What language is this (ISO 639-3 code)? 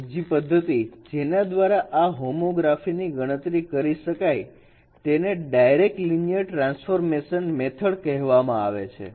guj